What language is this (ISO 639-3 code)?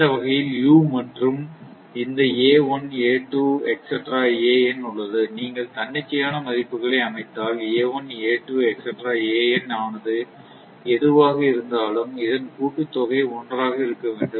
tam